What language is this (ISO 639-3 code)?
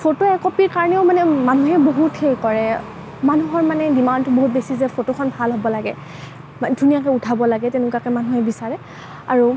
asm